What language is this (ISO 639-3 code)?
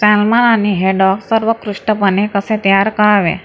mar